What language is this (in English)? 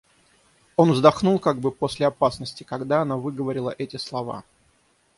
Russian